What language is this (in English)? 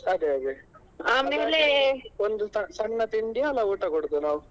Kannada